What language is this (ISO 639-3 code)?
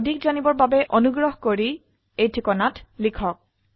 asm